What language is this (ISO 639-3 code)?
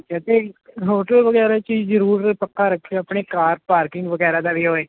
pan